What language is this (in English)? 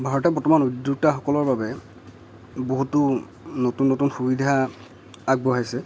Assamese